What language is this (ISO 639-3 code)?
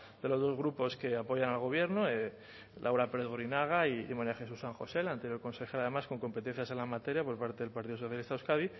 spa